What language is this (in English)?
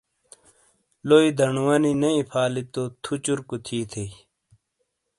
Shina